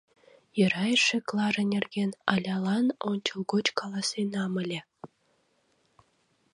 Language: Mari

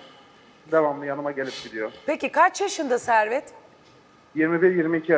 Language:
Turkish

